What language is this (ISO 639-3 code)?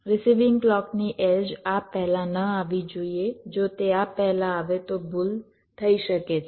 guj